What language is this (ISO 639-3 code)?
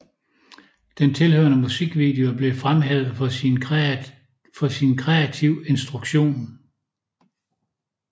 dan